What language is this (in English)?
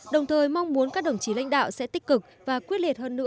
Vietnamese